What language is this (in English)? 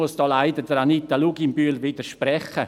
Swiss German